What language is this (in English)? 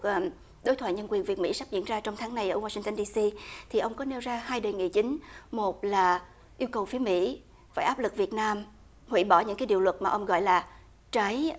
Vietnamese